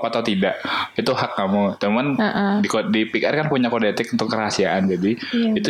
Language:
Indonesian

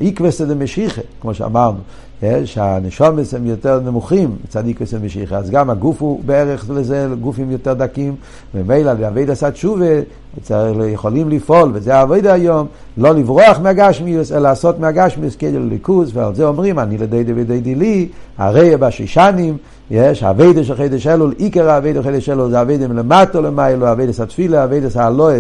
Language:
Hebrew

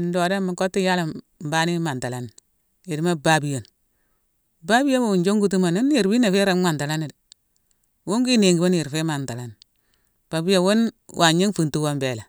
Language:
Mansoanka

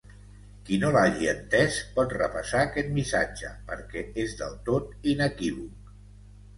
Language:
Catalan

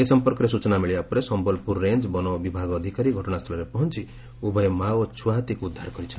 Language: Odia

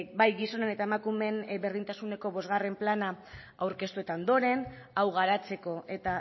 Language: Basque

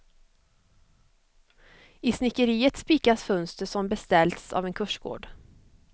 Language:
Swedish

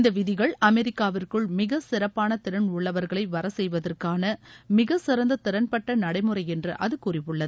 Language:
Tamil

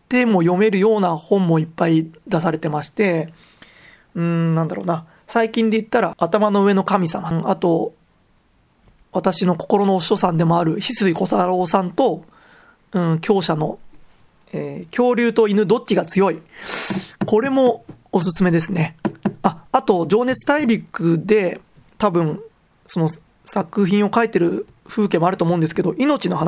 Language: Japanese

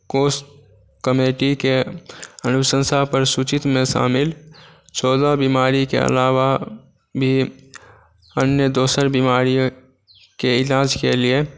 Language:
Maithili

